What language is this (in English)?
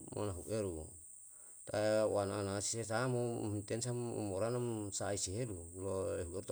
Yalahatan